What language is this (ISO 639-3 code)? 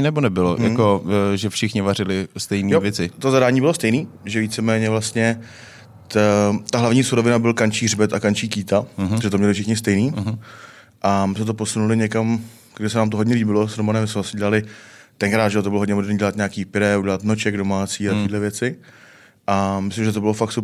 ces